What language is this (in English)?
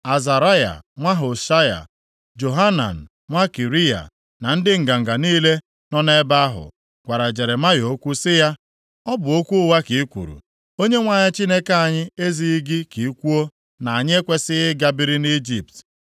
Igbo